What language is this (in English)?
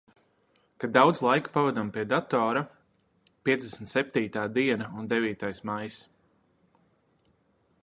Latvian